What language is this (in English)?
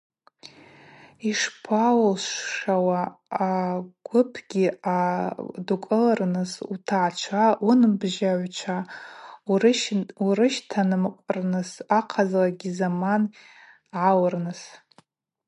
Abaza